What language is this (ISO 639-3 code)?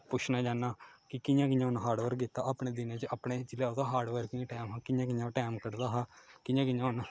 doi